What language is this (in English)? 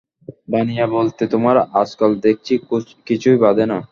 Bangla